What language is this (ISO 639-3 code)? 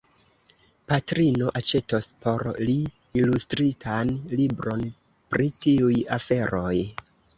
epo